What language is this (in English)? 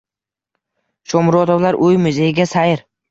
Uzbek